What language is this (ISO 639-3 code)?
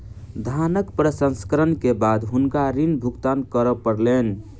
mai